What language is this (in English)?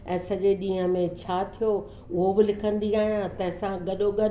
Sindhi